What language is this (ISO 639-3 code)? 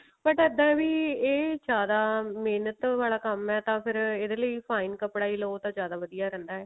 pan